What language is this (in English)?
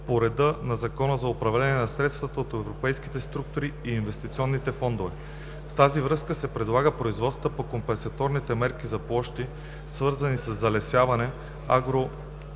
Bulgarian